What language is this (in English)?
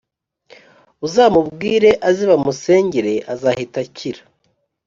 Kinyarwanda